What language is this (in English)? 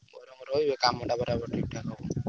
Odia